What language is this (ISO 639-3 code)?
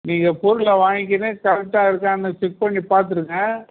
tam